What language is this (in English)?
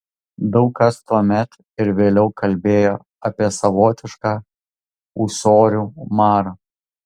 Lithuanian